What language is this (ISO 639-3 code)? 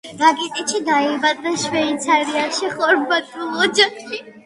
kat